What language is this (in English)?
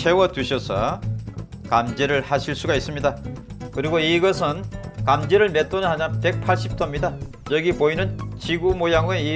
Korean